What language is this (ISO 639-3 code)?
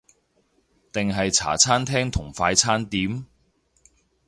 yue